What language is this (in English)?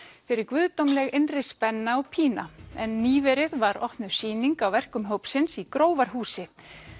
Icelandic